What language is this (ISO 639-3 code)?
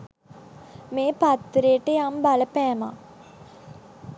sin